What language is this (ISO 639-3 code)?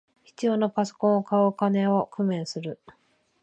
jpn